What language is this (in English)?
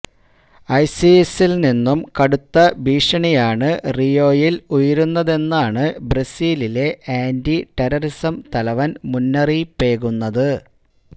Malayalam